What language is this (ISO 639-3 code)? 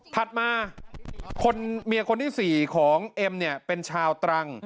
tha